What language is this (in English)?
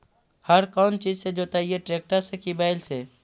Magahi